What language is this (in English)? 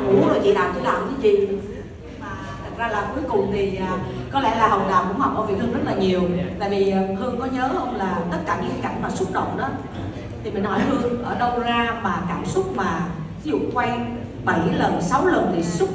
Vietnamese